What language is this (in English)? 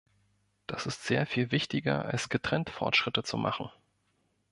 German